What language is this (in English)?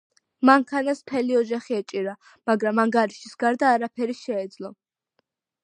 Georgian